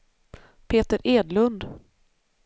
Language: Swedish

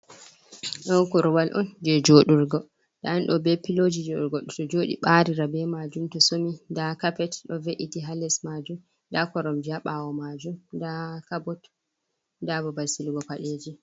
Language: Fula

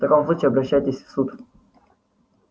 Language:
Russian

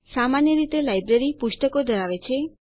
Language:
Gujarati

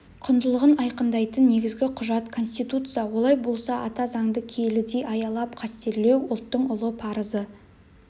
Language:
Kazakh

